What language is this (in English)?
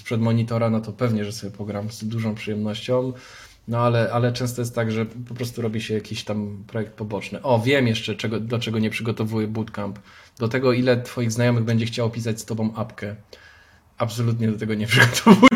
Polish